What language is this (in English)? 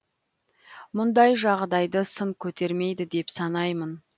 Kazakh